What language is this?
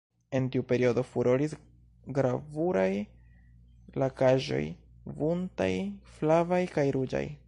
Esperanto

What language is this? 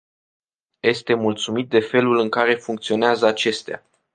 Romanian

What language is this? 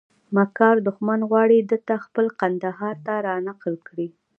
Pashto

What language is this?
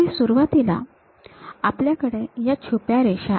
Marathi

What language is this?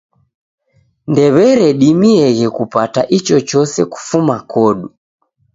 Taita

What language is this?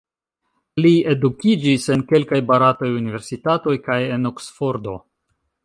Esperanto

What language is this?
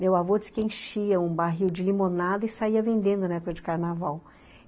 Portuguese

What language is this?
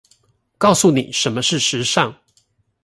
Chinese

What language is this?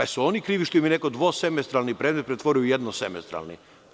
Serbian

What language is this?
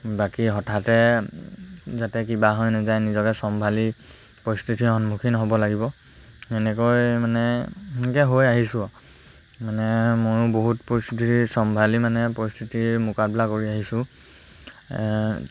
Assamese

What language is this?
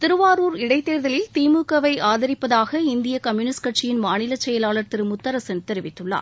Tamil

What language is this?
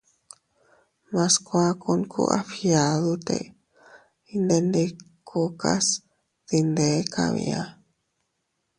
Teutila Cuicatec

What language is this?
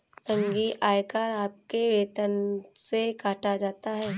Hindi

